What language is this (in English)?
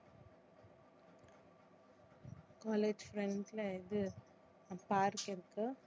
Tamil